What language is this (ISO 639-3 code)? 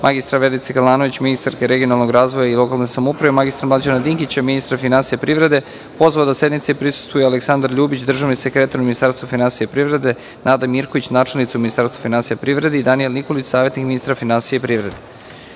srp